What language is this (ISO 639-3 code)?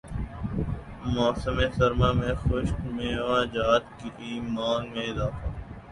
urd